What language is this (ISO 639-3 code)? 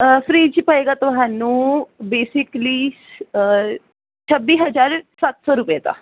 pan